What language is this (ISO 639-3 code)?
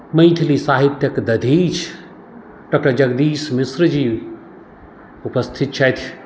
mai